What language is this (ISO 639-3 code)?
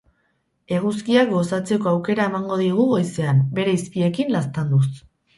eus